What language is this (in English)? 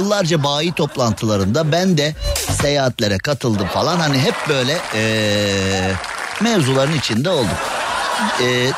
Turkish